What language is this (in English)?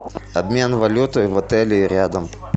Russian